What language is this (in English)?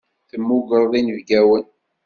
Kabyle